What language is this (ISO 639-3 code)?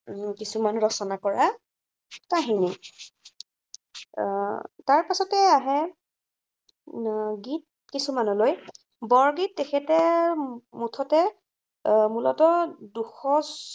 asm